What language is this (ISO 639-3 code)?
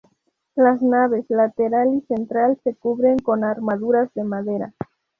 spa